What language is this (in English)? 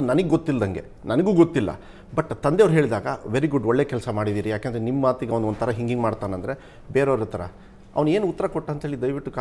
Hindi